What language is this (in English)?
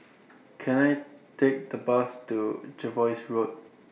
English